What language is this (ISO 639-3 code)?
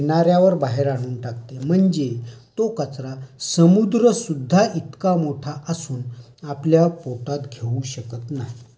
mar